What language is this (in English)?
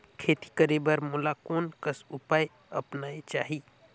Chhattisgarhi